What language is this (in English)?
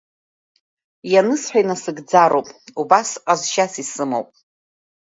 Abkhazian